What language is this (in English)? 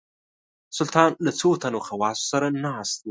Pashto